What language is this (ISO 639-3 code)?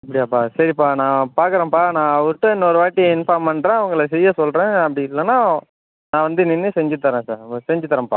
tam